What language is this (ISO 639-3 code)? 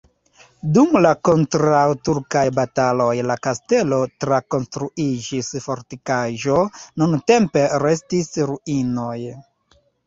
epo